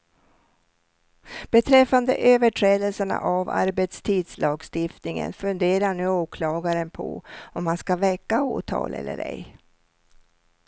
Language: Swedish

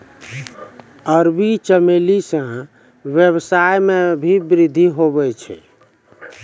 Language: Maithili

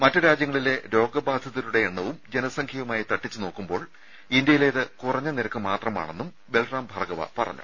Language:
Malayalam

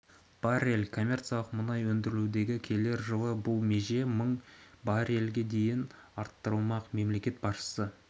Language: Kazakh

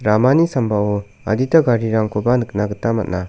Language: Garo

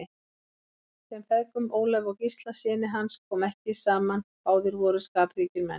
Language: Icelandic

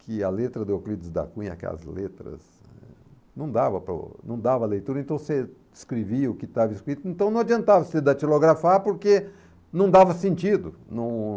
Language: Portuguese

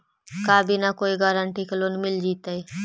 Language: Magahi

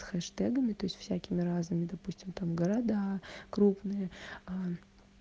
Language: Russian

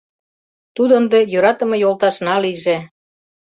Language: Mari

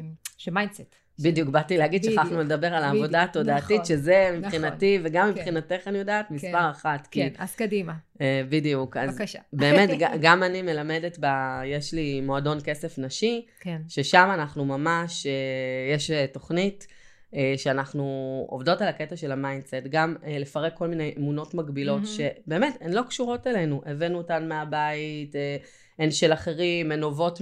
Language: Hebrew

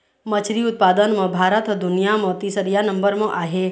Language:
Chhattisgarhi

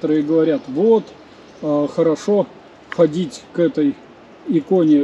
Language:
Russian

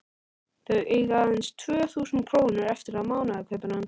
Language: Icelandic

